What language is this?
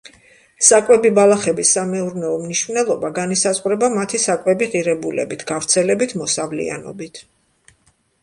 Georgian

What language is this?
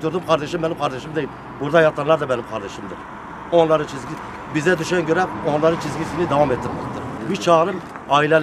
Turkish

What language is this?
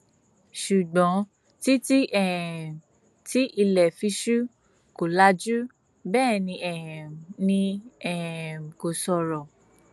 Yoruba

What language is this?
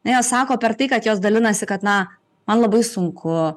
Lithuanian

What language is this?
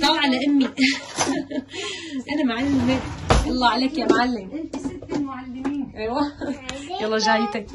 Arabic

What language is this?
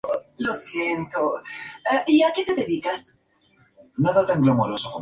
Spanish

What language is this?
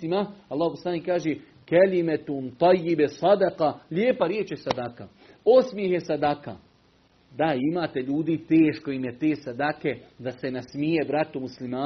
Croatian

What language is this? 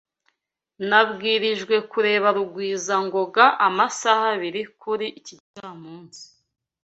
Kinyarwanda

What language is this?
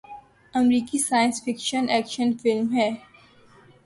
Urdu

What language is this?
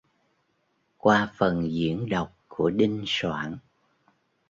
Vietnamese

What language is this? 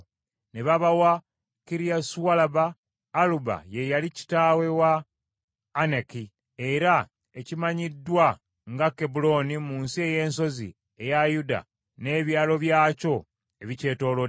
Ganda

